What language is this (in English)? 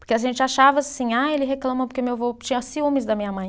Portuguese